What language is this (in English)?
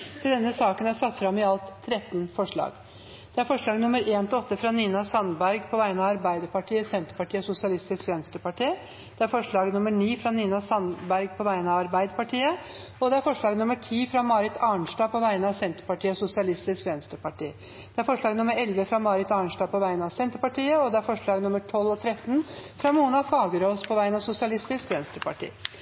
Norwegian Bokmål